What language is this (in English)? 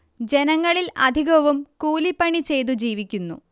Malayalam